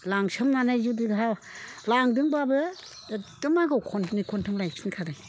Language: Bodo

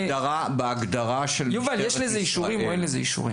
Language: Hebrew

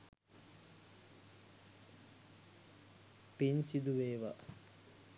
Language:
Sinhala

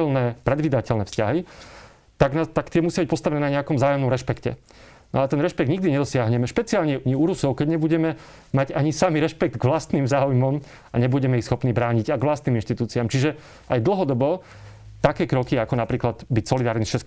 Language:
Slovak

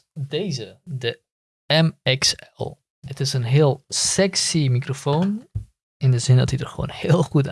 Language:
Dutch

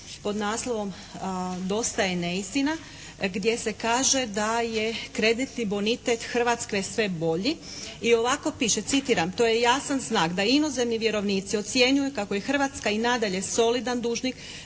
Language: Croatian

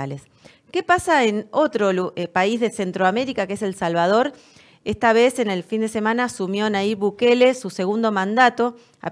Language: Spanish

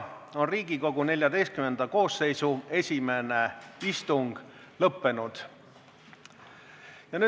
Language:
Estonian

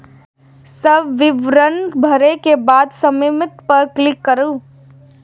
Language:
Maithili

